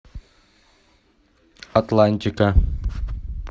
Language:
Russian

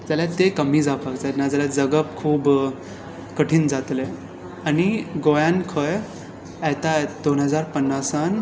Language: Konkani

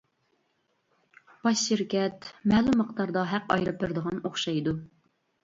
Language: Uyghur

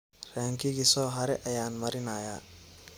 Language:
Somali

